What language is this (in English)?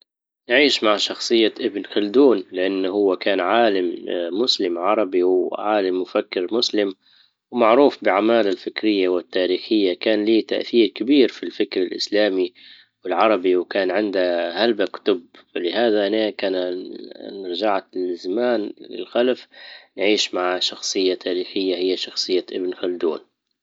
Libyan Arabic